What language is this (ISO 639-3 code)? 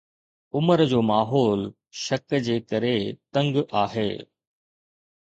snd